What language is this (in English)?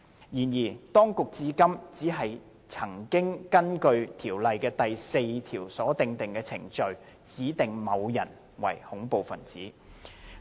Cantonese